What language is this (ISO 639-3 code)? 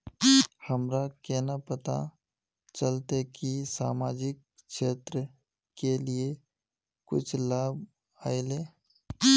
mag